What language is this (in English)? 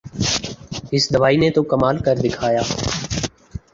Urdu